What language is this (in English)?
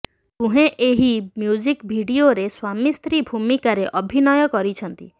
Odia